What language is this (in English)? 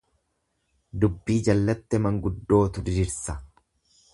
Oromo